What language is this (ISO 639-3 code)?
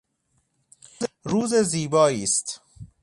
fas